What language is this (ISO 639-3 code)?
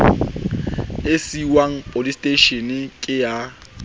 sot